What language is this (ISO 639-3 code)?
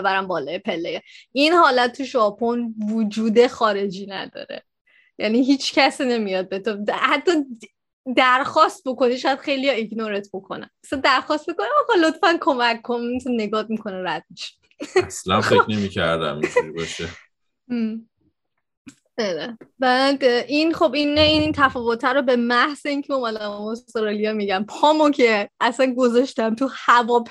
fas